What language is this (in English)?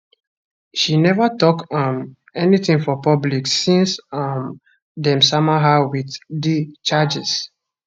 Nigerian Pidgin